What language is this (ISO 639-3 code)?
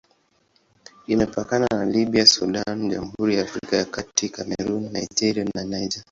swa